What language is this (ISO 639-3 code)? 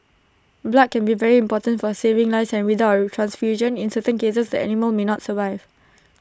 eng